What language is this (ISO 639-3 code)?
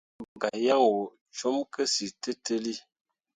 mua